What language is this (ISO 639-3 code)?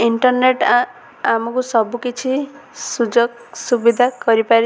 ori